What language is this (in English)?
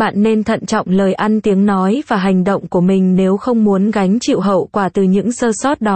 Vietnamese